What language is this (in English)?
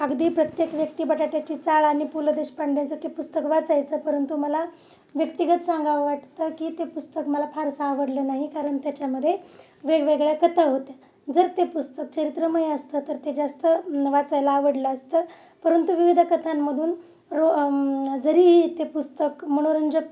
Marathi